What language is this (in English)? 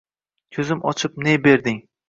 Uzbek